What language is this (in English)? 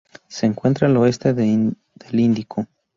Spanish